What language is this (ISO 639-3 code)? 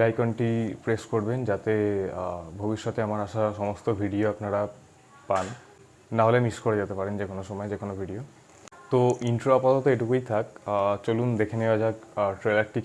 ben